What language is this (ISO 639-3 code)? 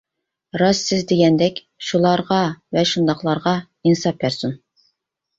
uig